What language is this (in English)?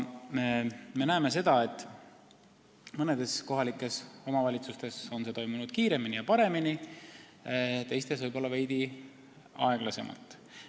Estonian